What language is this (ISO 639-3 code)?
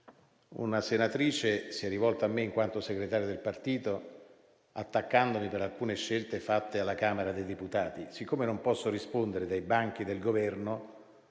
ita